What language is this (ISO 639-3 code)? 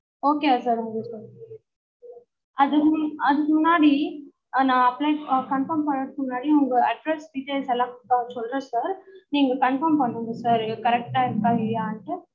tam